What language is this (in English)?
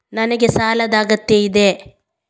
Kannada